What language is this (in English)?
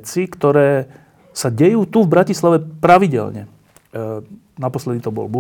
Slovak